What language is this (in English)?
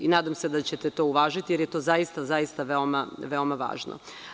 Serbian